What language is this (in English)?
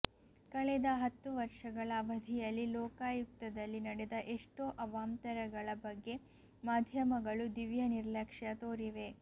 Kannada